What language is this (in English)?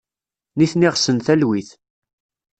Kabyle